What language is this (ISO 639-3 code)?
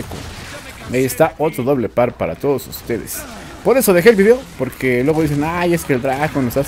spa